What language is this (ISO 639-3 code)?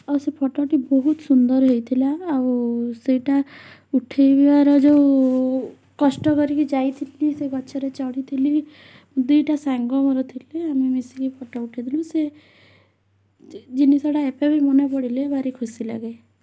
ori